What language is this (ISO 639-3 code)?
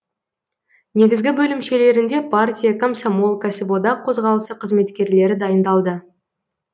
kaz